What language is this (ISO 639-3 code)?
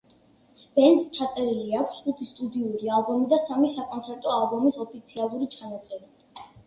kat